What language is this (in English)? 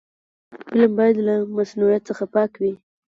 Pashto